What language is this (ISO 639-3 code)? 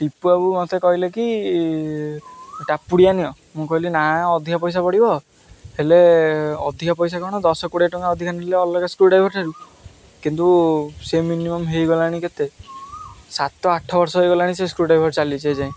ori